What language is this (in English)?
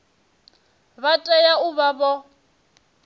Venda